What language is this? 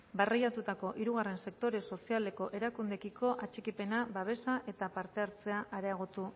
Basque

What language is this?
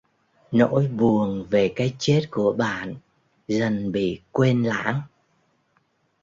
Vietnamese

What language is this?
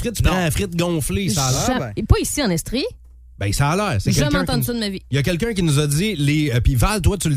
French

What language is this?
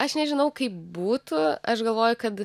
Lithuanian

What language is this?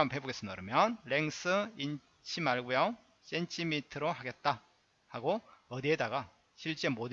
Korean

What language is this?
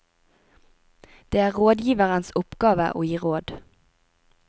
Norwegian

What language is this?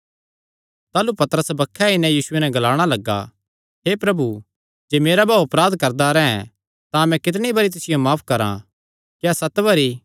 Kangri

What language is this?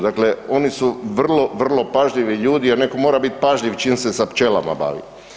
Croatian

